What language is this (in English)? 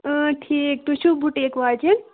Kashmiri